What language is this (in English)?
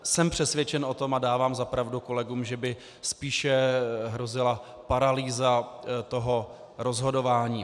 Czech